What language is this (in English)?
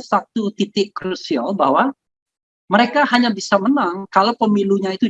Indonesian